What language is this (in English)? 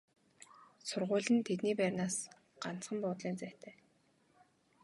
Mongolian